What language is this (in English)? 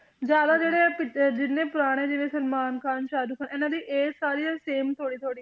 Punjabi